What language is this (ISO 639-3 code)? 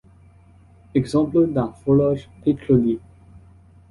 fra